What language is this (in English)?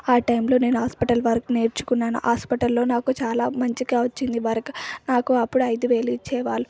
Telugu